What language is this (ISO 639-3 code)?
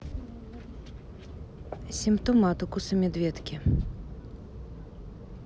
rus